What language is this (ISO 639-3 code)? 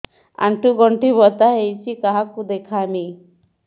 ori